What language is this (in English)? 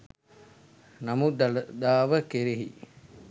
Sinhala